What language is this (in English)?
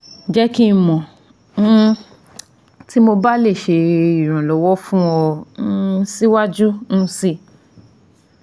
Yoruba